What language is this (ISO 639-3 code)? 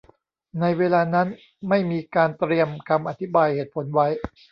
tha